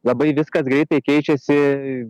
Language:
Lithuanian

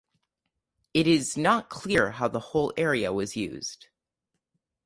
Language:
English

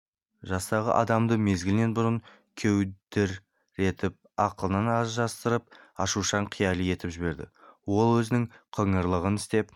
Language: Kazakh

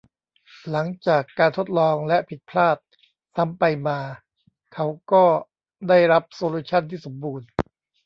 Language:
Thai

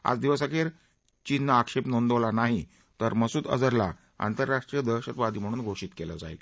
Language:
Marathi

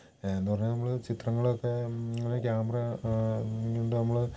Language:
Malayalam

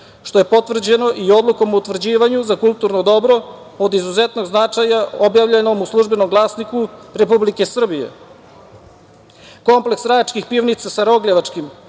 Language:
Serbian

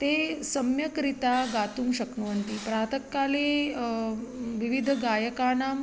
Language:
Sanskrit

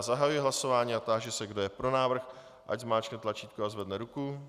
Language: Czech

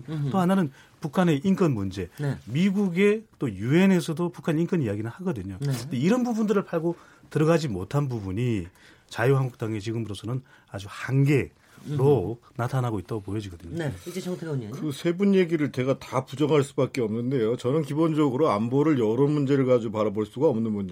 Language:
Korean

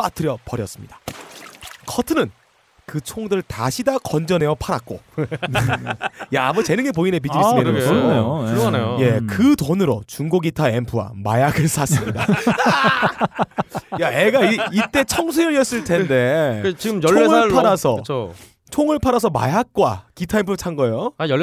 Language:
Korean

